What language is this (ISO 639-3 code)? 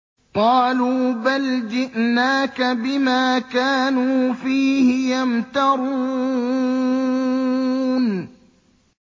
ara